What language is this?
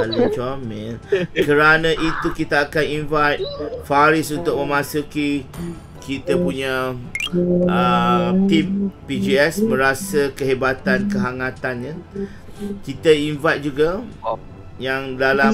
Malay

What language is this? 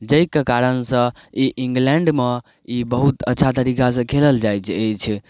Maithili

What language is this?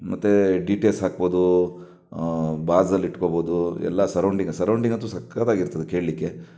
Kannada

